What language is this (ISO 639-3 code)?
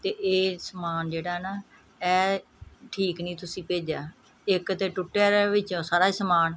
pan